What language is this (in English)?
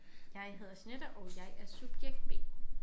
Danish